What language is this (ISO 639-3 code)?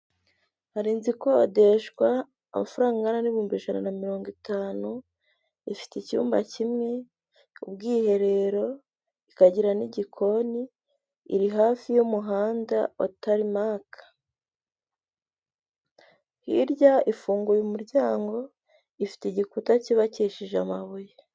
kin